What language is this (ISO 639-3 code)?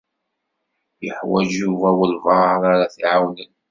kab